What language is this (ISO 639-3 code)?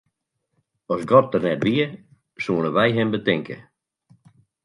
fry